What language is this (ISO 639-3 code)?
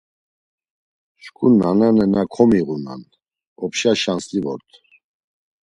lzz